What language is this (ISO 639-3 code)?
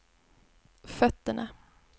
swe